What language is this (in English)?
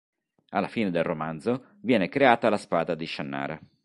Italian